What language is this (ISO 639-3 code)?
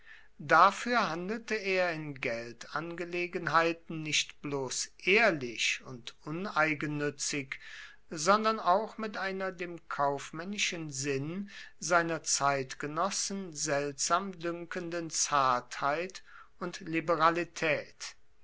deu